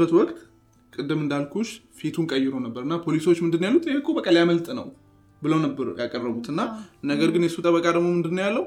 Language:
Amharic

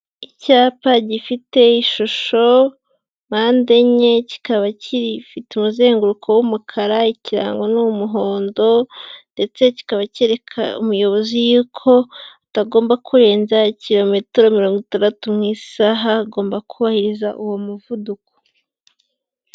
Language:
Kinyarwanda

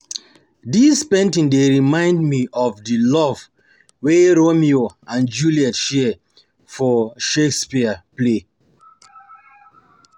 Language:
Nigerian Pidgin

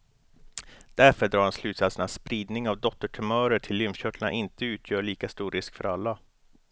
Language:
Swedish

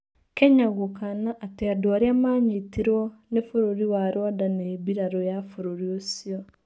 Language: Kikuyu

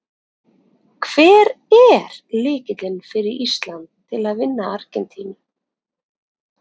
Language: Icelandic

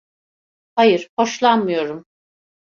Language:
Turkish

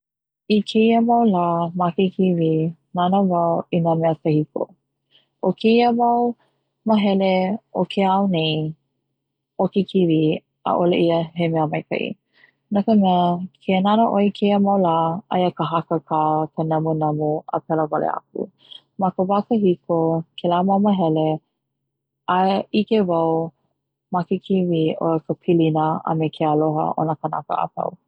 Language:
Hawaiian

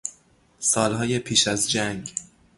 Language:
Persian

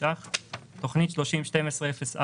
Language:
Hebrew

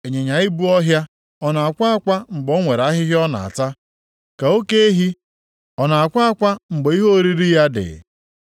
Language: Igbo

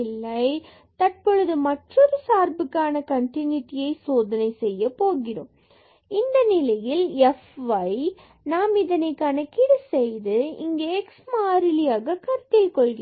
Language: Tamil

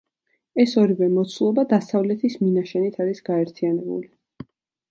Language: Georgian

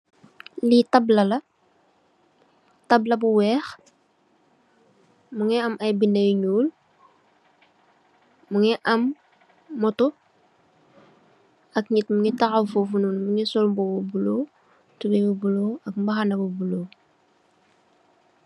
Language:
Wolof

